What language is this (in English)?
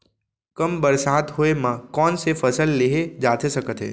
Chhattisgarhi